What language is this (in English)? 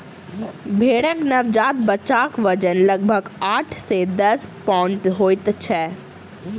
Maithili